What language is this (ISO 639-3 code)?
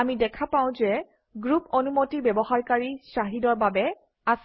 asm